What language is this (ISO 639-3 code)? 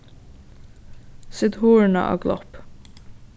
fao